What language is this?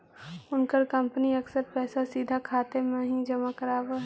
Magahi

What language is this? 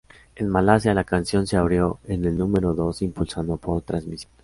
Spanish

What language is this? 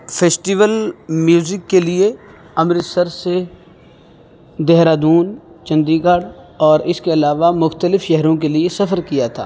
Urdu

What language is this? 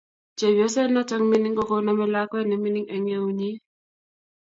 Kalenjin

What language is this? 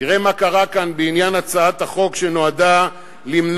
Hebrew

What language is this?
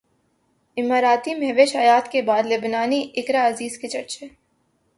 Urdu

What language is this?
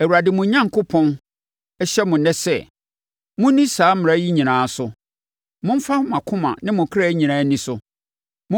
Akan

